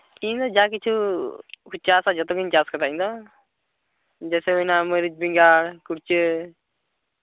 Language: Santali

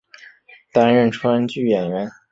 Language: Chinese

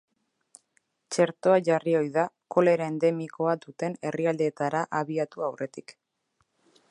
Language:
Basque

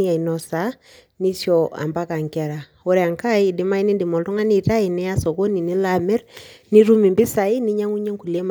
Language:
Masai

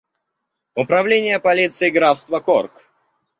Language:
Russian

